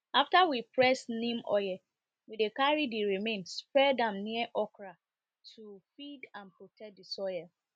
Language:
Nigerian Pidgin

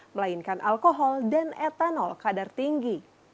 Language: Indonesian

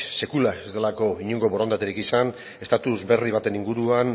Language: Basque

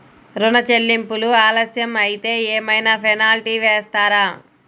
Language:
Telugu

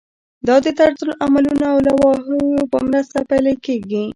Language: Pashto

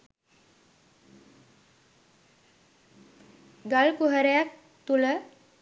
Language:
Sinhala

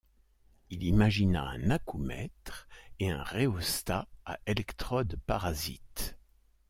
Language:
French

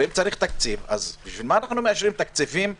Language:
Hebrew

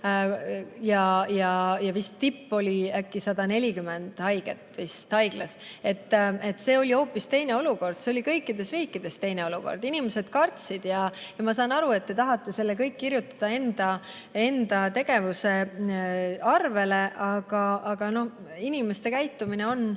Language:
Estonian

